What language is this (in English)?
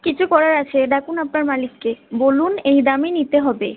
Bangla